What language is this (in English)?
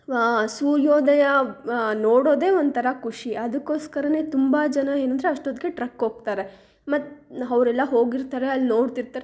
Kannada